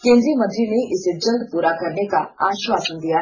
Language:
Hindi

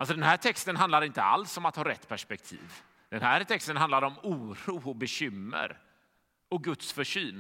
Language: Swedish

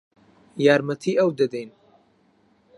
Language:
Central Kurdish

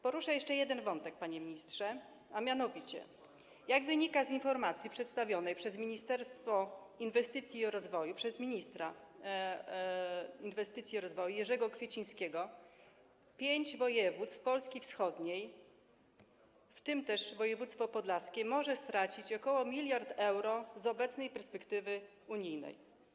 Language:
Polish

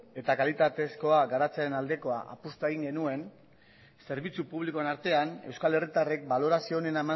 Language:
Basque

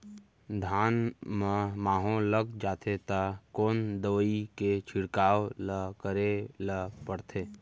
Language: Chhattisgarhi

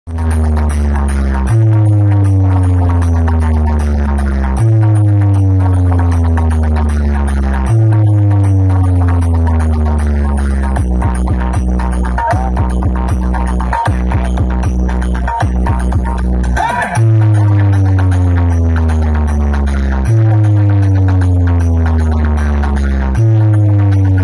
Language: Arabic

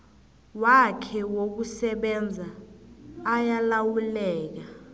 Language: South Ndebele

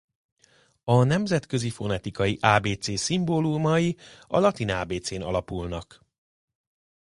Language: Hungarian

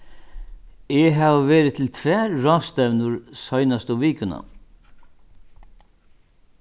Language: Faroese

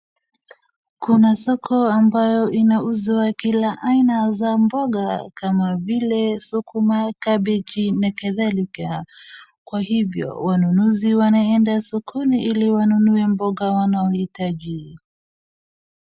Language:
Swahili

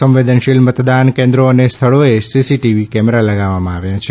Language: Gujarati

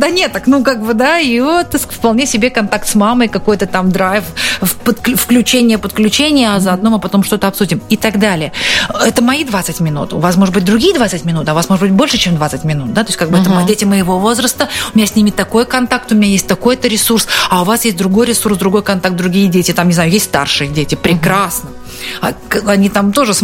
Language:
Russian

